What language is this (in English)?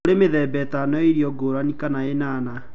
Kikuyu